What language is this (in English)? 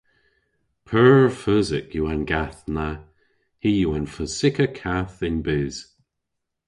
Cornish